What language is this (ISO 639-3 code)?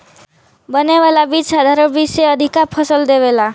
bho